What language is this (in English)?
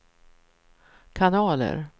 Swedish